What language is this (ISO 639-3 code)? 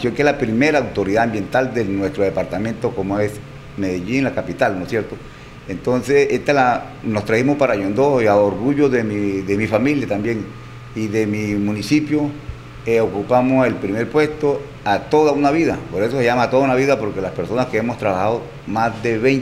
spa